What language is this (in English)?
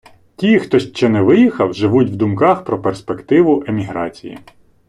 Ukrainian